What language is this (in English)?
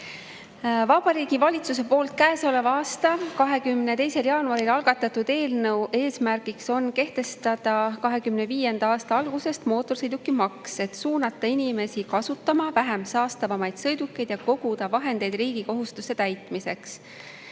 Estonian